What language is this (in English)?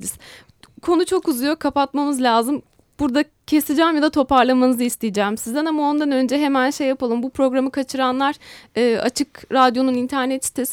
Turkish